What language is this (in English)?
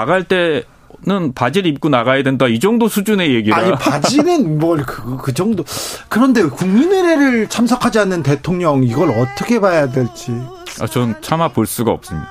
Korean